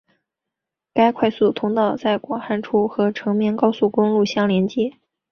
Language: Chinese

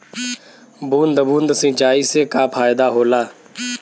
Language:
Bhojpuri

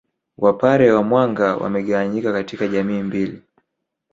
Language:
Swahili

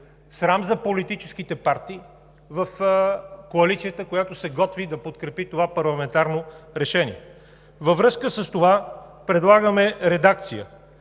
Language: Bulgarian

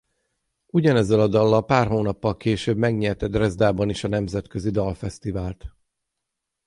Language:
Hungarian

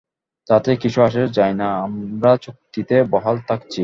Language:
Bangla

